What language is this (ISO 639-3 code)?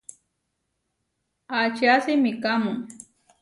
var